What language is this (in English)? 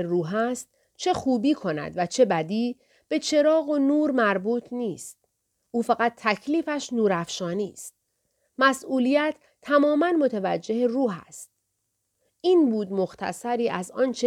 Persian